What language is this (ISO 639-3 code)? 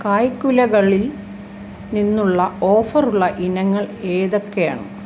mal